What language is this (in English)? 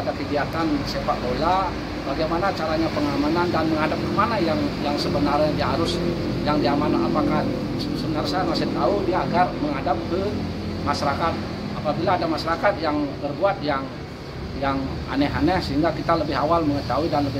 Indonesian